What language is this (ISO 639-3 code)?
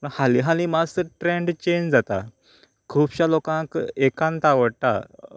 kok